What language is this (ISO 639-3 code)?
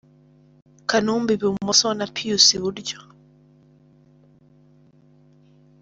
kin